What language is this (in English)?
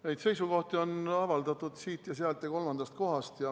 Estonian